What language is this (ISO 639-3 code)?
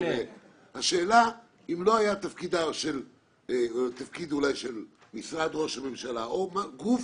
heb